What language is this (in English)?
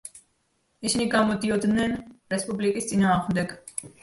Georgian